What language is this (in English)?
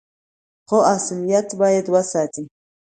Pashto